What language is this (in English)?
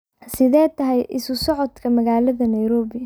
Somali